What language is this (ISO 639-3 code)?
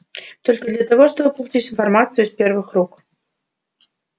rus